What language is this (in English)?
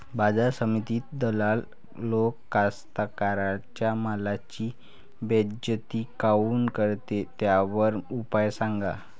Marathi